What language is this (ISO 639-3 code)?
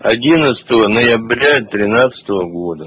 rus